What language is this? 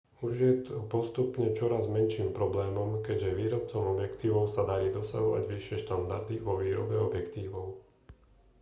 Slovak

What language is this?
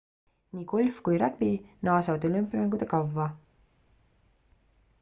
Estonian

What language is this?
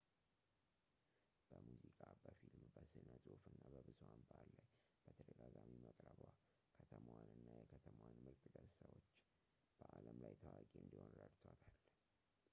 Amharic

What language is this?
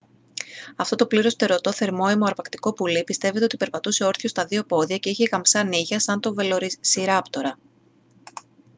Greek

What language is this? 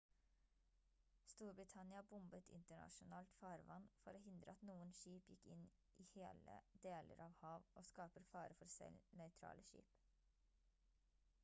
Norwegian Bokmål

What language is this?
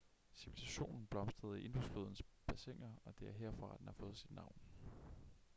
Danish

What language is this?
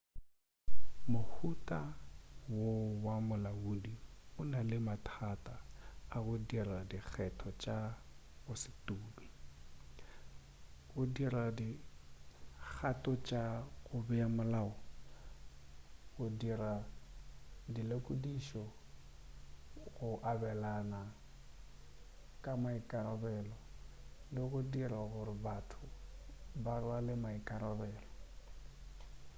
Northern Sotho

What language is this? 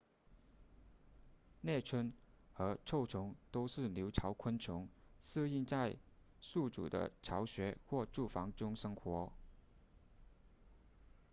Chinese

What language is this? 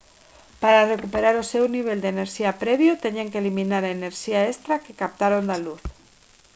Galician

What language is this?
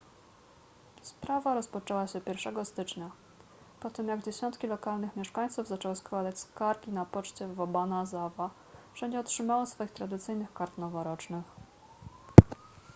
Polish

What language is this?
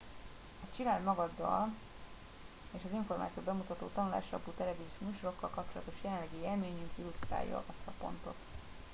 Hungarian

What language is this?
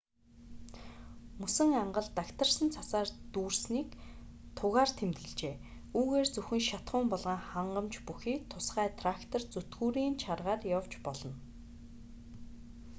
Mongolian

